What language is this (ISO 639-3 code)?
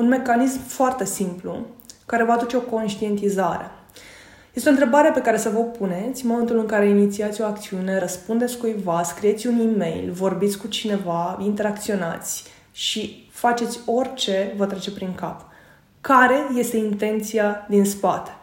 ron